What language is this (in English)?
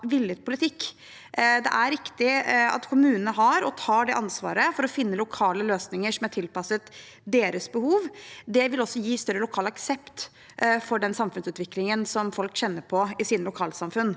Norwegian